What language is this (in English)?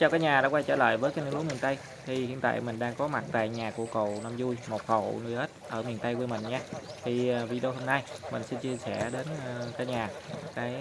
Vietnamese